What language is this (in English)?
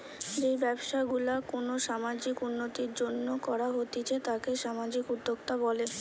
Bangla